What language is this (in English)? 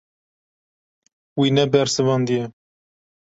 Kurdish